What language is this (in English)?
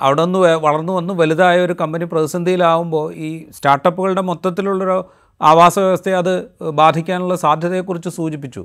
Malayalam